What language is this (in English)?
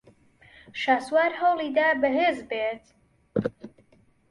Central Kurdish